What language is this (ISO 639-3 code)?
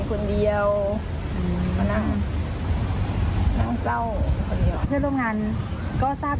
tha